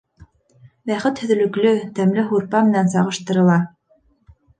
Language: Bashkir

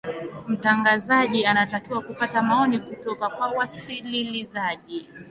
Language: Swahili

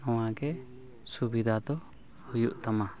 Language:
Santali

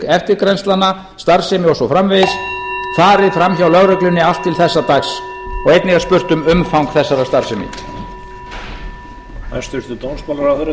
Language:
Icelandic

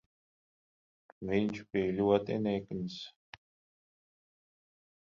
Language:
Latvian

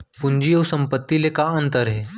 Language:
Chhattisgarhi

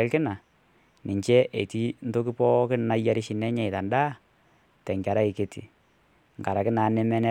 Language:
Masai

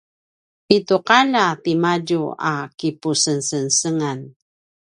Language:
Paiwan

